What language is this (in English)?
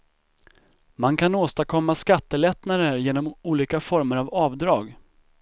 Swedish